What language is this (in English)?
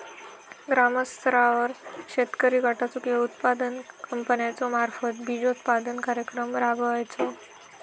Marathi